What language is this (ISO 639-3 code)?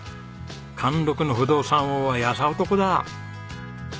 jpn